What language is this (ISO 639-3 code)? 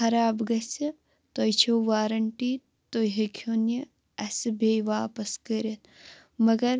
kas